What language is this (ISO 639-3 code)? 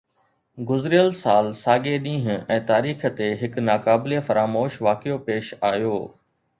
snd